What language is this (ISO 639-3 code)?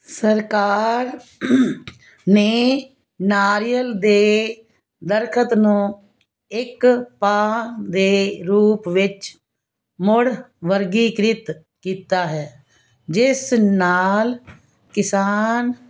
pan